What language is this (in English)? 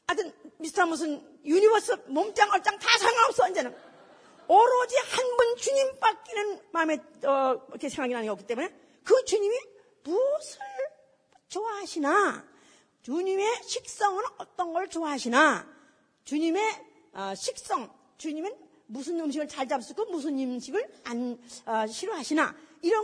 Korean